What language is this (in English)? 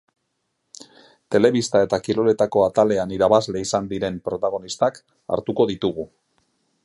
Basque